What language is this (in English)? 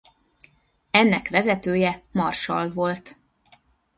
Hungarian